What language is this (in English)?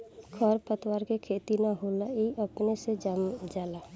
Bhojpuri